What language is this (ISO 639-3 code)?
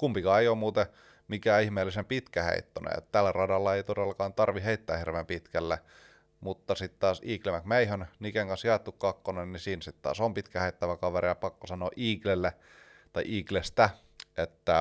fin